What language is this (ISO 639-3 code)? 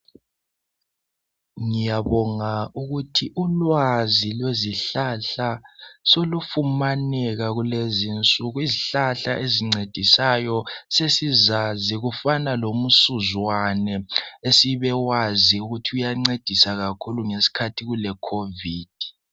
nde